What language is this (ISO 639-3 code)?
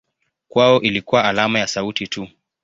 swa